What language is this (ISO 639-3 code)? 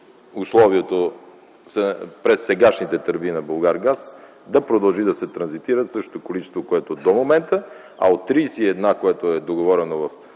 bul